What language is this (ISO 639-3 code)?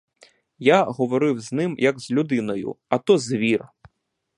ukr